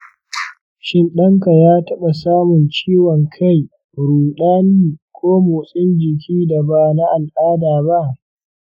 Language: Hausa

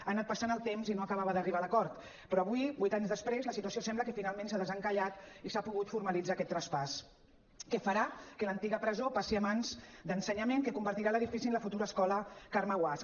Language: Catalan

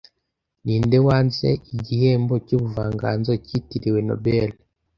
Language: Kinyarwanda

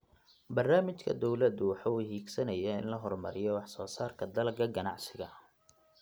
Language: Somali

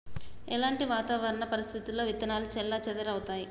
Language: Telugu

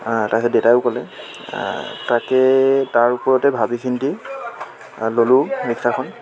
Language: Assamese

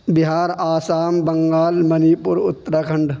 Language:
Urdu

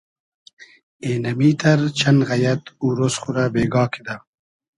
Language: Hazaragi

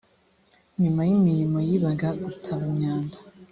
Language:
Kinyarwanda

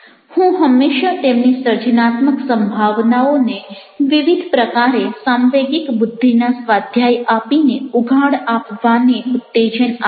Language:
Gujarati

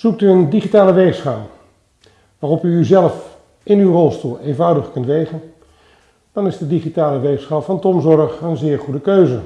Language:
Dutch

